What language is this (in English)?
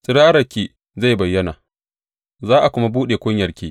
Hausa